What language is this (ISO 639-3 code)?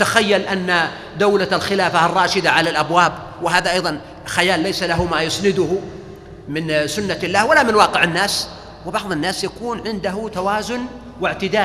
ara